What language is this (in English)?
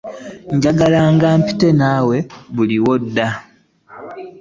Ganda